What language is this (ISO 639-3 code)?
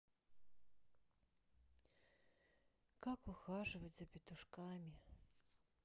rus